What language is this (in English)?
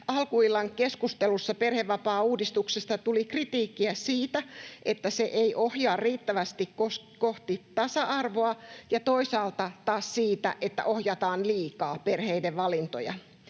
Finnish